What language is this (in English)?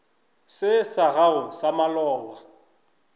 Northern Sotho